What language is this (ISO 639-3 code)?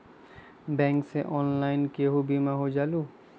mag